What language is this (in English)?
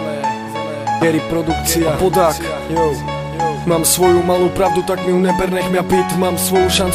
Czech